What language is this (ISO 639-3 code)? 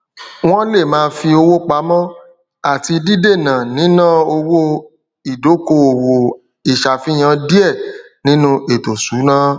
yor